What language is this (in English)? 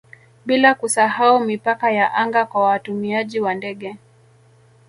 Swahili